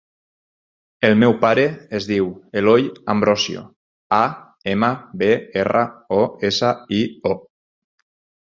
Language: Catalan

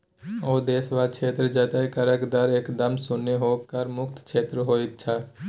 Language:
Maithili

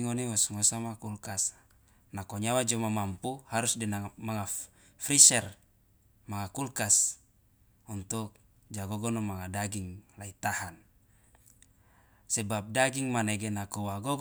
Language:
Loloda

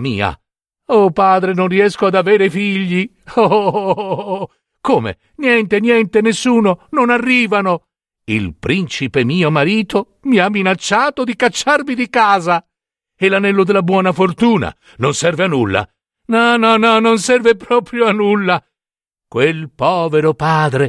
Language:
Italian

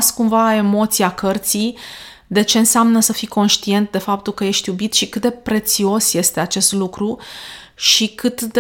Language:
Romanian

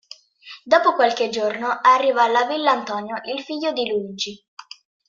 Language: Italian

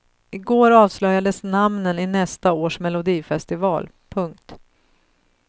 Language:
Swedish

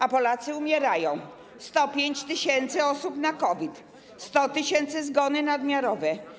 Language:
Polish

